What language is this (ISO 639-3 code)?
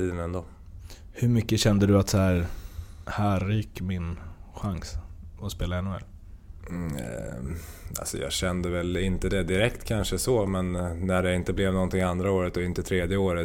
swe